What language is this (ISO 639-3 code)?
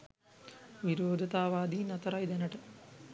sin